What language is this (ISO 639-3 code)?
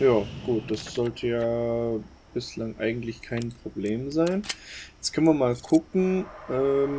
deu